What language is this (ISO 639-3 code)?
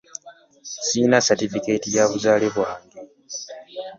lug